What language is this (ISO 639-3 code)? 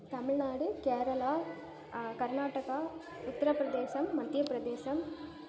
tam